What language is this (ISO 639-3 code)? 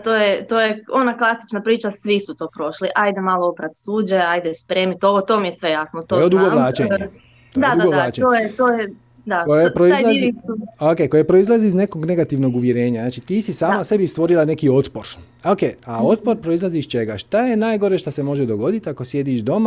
hrv